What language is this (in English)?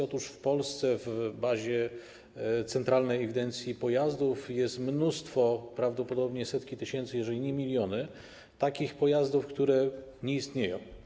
Polish